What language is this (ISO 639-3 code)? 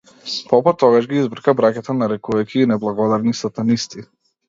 mkd